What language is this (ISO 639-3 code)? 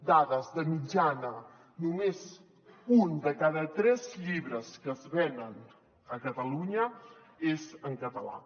cat